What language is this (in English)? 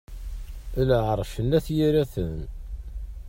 Kabyle